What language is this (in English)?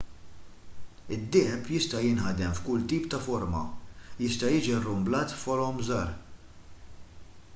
Maltese